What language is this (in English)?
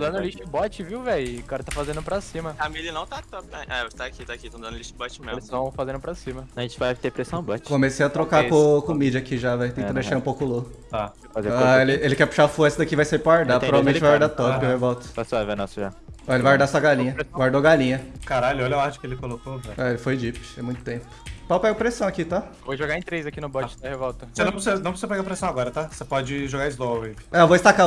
Portuguese